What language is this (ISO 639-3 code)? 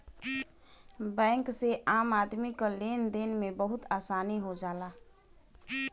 bho